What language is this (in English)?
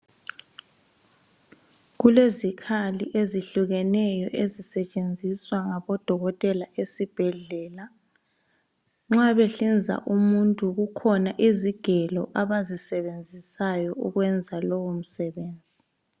North Ndebele